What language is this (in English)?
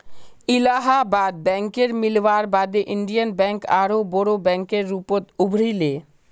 Magahi